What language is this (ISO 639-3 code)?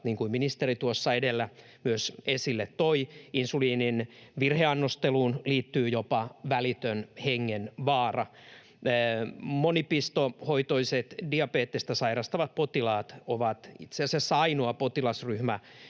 fin